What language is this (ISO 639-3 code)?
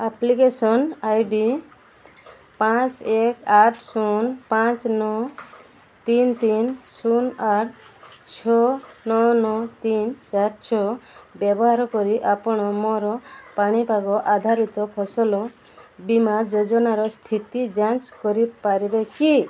ori